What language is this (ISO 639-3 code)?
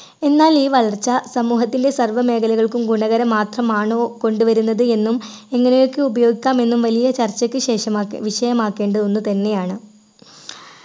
mal